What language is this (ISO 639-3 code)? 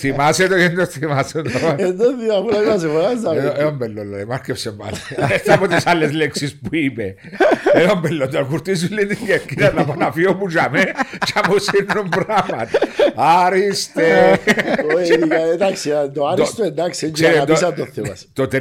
ell